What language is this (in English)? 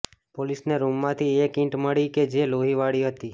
Gujarati